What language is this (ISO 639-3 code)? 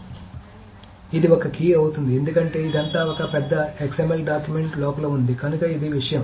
tel